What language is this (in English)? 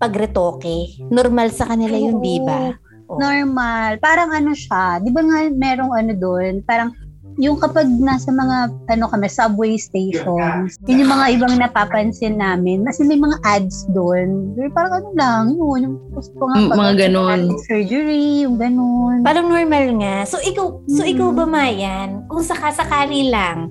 Filipino